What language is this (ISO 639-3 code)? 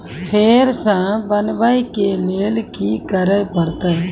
mai